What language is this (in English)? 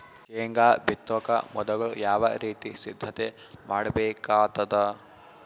Kannada